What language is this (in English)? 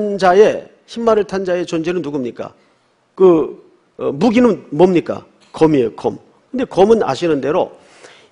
Korean